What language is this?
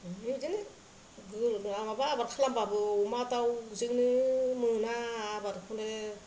Bodo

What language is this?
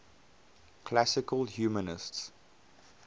English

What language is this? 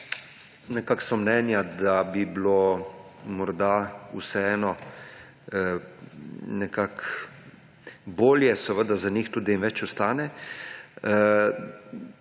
Slovenian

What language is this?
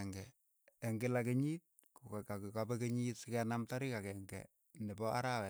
Keiyo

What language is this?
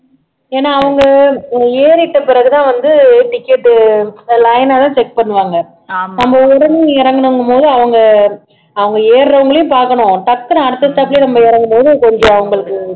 Tamil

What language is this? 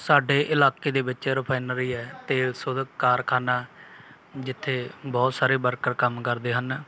Punjabi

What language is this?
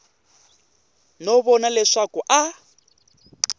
Tsonga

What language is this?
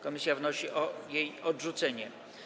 Polish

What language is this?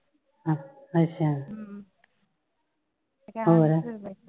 Punjabi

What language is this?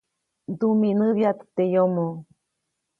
Copainalá Zoque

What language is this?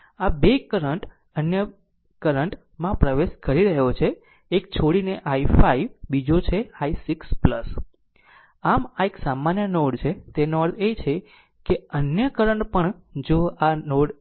Gujarati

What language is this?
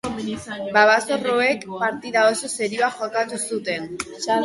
Basque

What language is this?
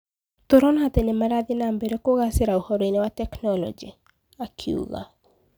Kikuyu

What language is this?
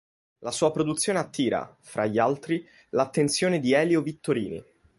Italian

